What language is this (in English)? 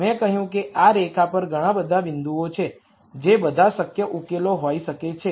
Gujarati